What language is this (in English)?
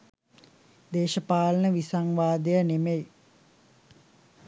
Sinhala